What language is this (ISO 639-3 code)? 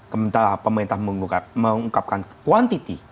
ind